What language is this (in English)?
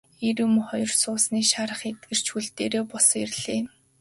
Mongolian